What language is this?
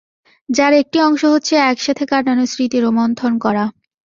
Bangla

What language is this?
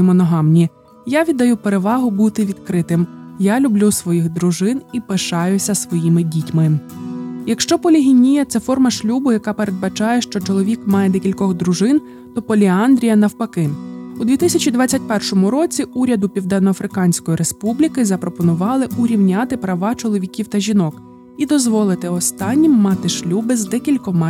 Ukrainian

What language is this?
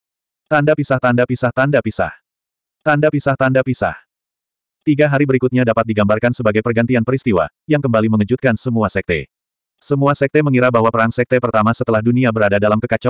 Indonesian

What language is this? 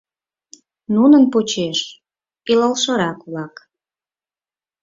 Mari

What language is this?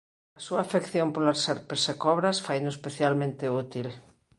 Galician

